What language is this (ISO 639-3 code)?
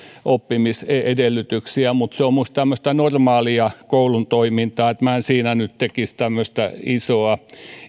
fin